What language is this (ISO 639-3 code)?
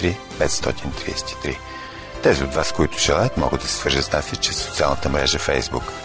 bul